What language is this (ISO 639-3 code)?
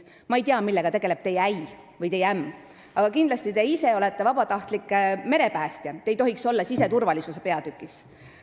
est